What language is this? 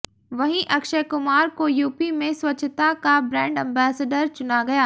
Hindi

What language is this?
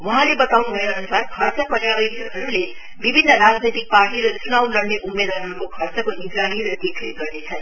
Nepali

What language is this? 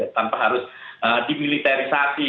Indonesian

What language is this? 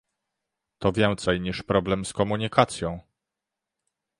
Polish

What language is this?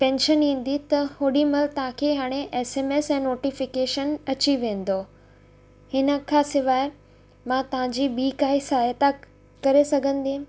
Sindhi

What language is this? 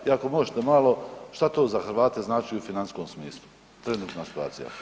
Croatian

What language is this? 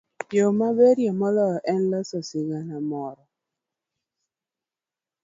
Luo (Kenya and Tanzania)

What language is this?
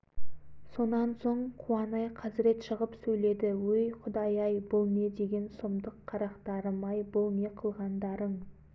Kazakh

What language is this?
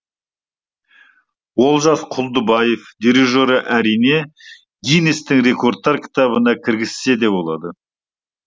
Kazakh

